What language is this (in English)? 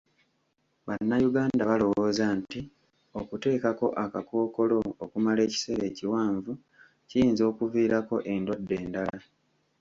Ganda